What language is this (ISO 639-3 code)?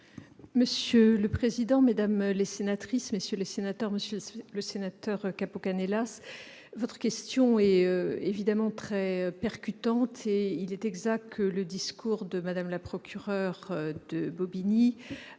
fra